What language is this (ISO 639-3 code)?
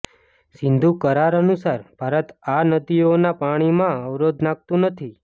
guj